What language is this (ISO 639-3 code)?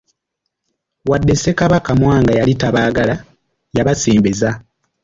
lug